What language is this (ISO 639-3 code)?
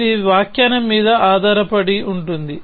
tel